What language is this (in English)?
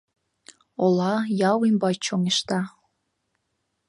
Mari